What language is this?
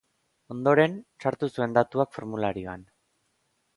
Basque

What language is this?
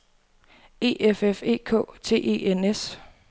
Danish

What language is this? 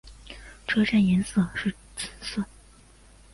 Chinese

